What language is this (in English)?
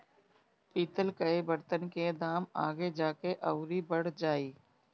Bhojpuri